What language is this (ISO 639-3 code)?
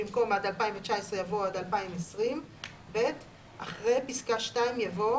heb